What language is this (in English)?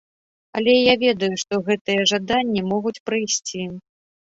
Belarusian